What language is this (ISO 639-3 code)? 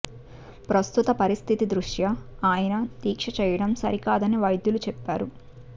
tel